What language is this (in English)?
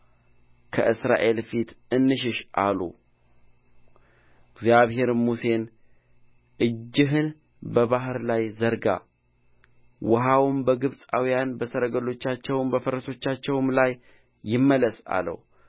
Amharic